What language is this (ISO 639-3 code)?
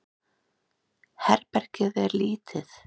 isl